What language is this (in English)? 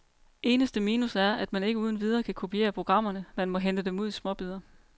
Danish